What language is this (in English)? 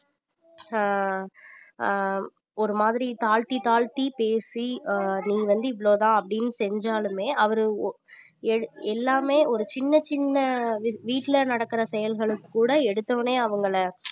Tamil